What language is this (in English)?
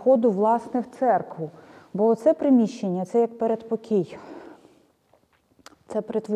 Ukrainian